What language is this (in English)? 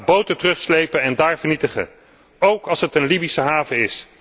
Dutch